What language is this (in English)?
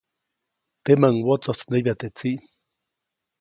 Copainalá Zoque